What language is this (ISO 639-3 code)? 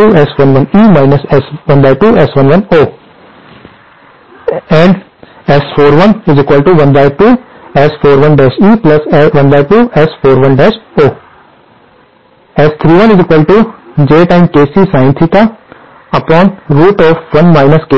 hin